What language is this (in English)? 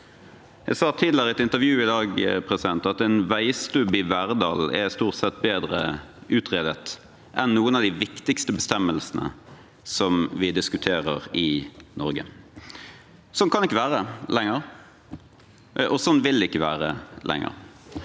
Norwegian